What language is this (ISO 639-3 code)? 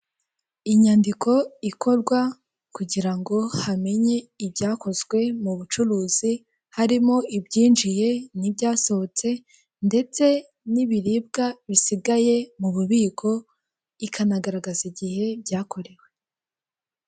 kin